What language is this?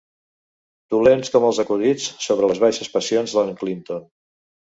Catalan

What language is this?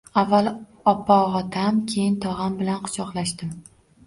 Uzbek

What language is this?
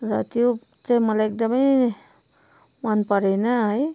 Nepali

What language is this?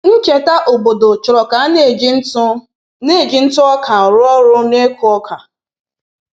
Igbo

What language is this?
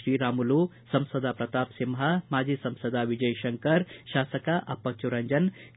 Kannada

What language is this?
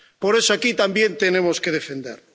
Spanish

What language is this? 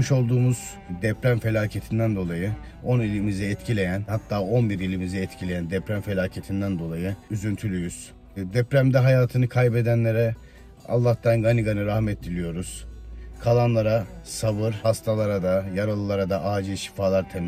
Turkish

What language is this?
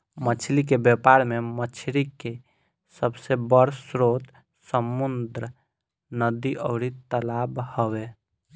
Bhojpuri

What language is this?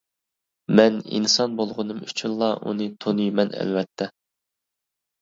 Uyghur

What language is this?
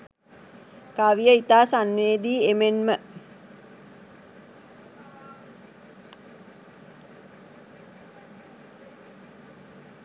Sinhala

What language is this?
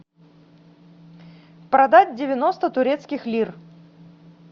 Russian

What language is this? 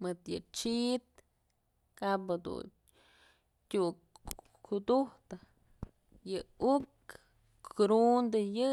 Mazatlán Mixe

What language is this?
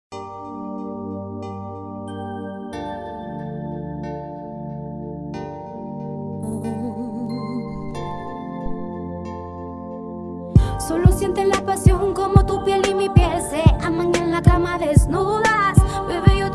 Spanish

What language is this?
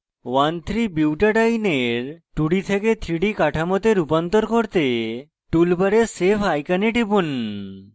Bangla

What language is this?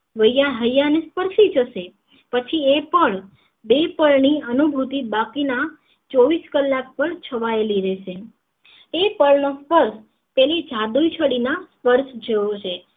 Gujarati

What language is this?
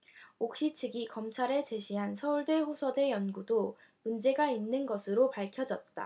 Korean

